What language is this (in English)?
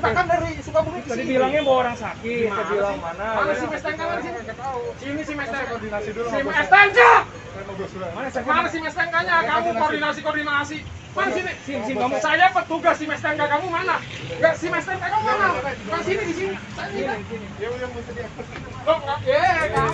Indonesian